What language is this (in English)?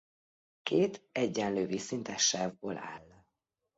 Hungarian